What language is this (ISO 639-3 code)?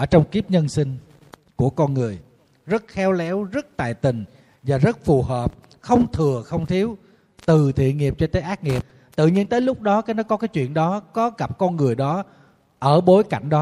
vie